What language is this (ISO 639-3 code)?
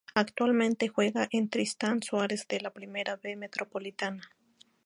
spa